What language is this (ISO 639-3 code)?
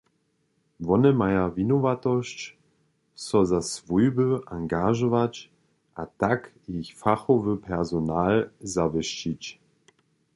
hsb